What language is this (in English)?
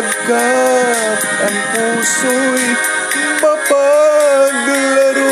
Filipino